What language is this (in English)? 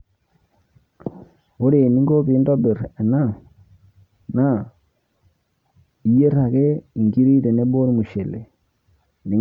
Masai